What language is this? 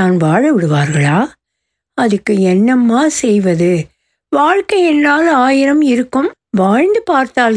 Tamil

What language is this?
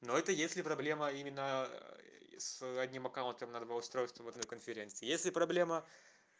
Russian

